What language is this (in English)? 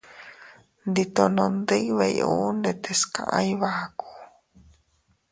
Teutila Cuicatec